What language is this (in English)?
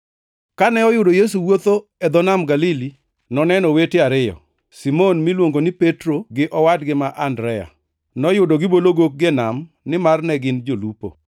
Luo (Kenya and Tanzania)